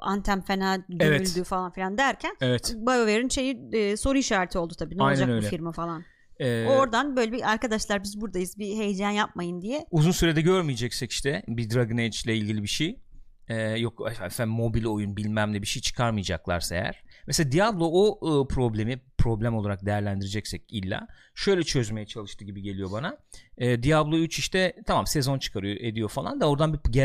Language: Turkish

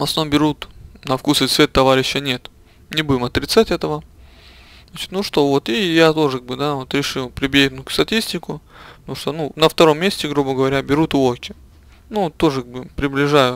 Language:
Russian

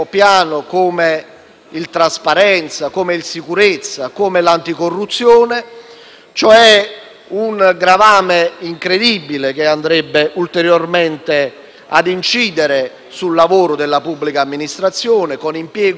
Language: Italian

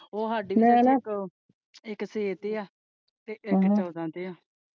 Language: Punjabi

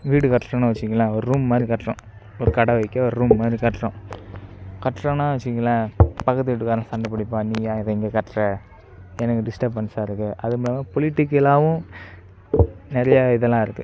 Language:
Tamil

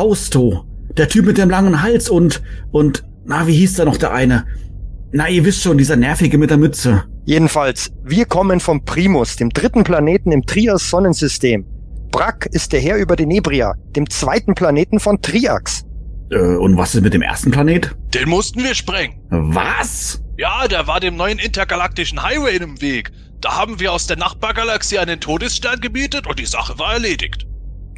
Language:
German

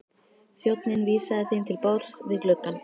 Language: Icelandic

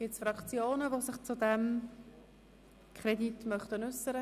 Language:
Swiss German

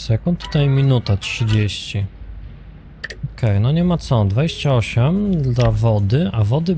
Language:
Polish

